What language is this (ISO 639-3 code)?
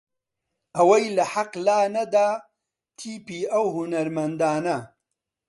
ckb